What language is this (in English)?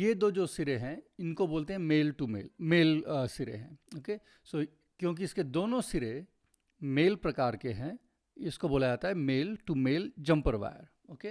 Hindi